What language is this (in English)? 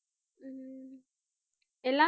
Tamil